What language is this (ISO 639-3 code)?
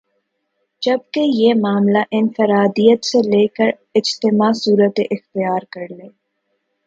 urd